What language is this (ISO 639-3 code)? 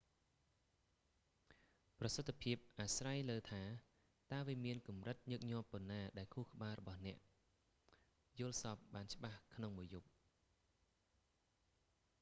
khm